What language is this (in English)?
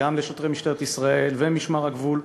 Hebrew